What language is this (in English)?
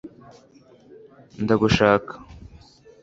Kinyarwanda